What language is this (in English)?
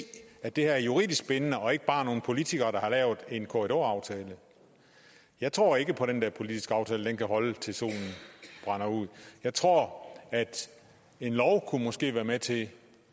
Danish